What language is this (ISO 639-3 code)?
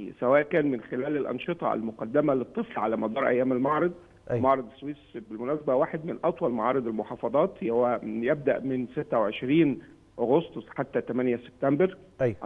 ara